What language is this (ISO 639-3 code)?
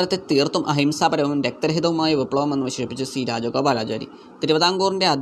mal